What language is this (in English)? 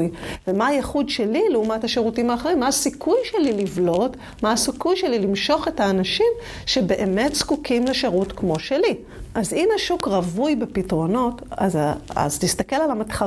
Hebrew